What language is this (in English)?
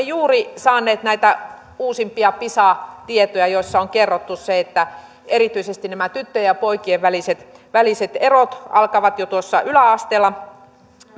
Finnish